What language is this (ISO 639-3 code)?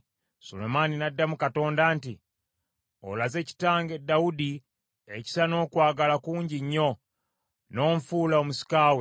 lug